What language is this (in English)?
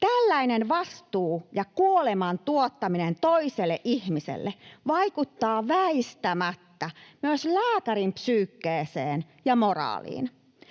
Finnish